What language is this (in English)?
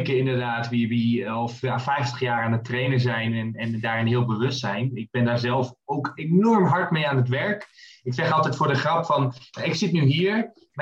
Dutch